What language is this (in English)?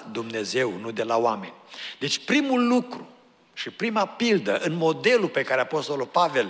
Romanian